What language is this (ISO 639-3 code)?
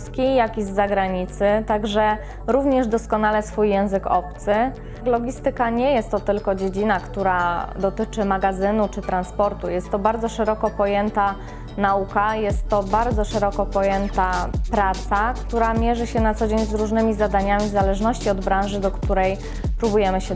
pol